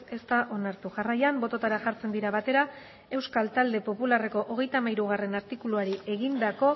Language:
Basque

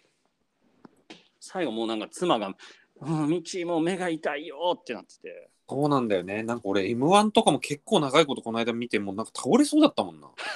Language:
Japanese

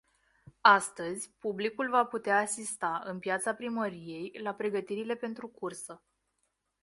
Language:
Romanian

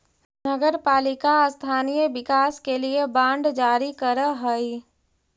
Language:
Magahi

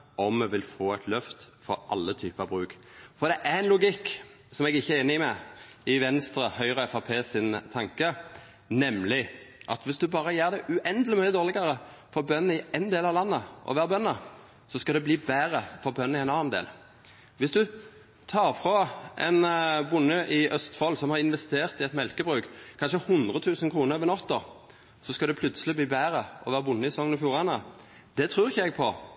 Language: Norwegian Nynorsk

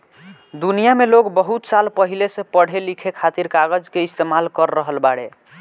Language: Bhojpuri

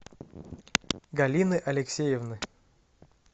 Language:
Russian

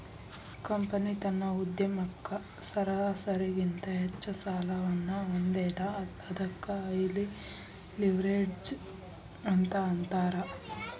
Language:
Kannada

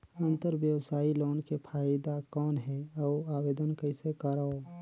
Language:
Chhattisgarhi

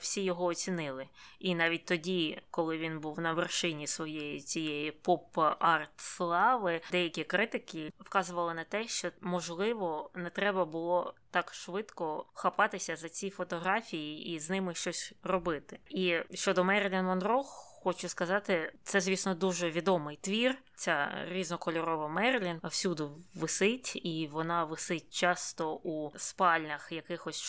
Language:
Ukrainian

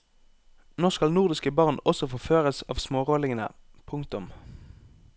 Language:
Norwegian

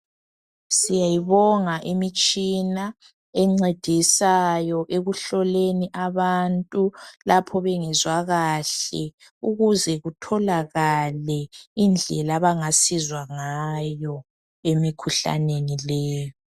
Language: North Ndebele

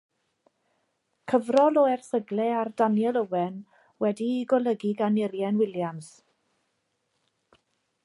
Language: Welsh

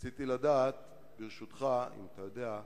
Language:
Hebrew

